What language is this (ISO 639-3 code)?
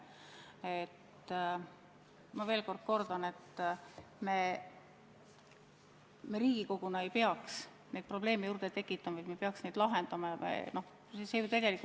est